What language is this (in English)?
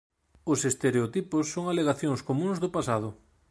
Galician